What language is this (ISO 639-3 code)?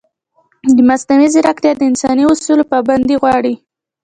pus